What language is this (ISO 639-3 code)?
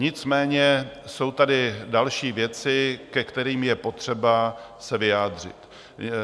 ces